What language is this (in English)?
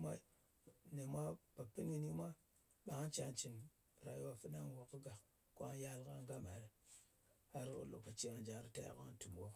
Ngas